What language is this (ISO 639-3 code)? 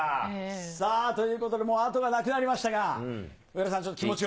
jpn